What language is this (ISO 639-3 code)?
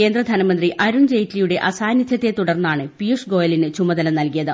mal